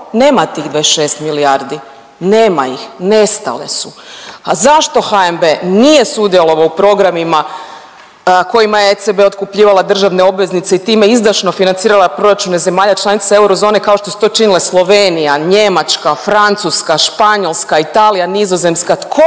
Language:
Croatian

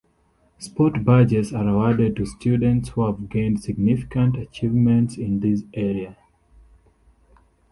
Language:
English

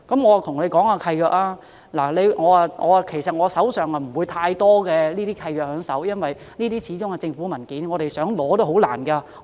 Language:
Cantonese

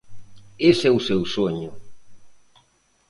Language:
Galician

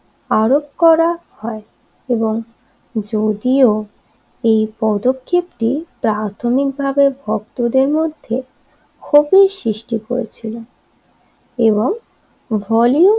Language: Bangla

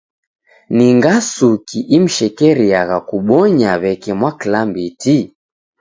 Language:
Taita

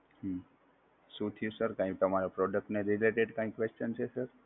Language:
Gujarati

